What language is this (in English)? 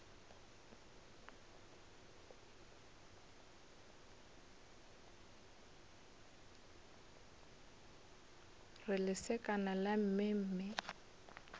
Northern Sotho